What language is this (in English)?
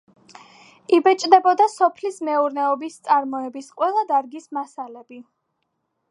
Georgian